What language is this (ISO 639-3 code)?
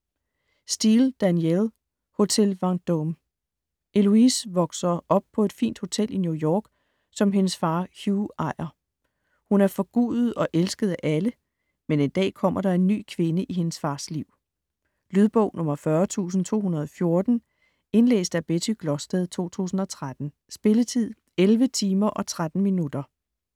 dan